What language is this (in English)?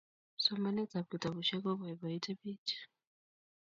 Kalenjin